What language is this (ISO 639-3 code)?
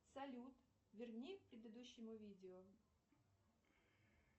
rus